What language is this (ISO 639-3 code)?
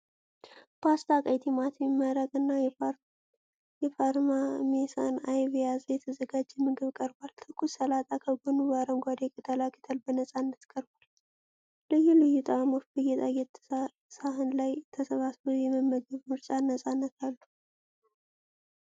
amh